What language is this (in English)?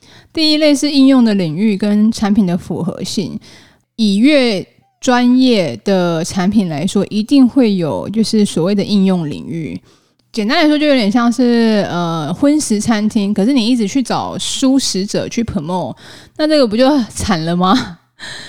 Chinese